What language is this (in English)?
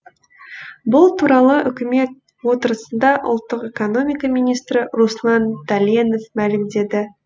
Kazakh